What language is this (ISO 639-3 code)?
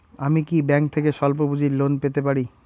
ben